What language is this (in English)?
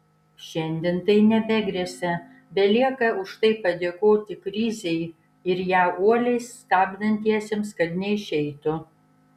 Lithuanian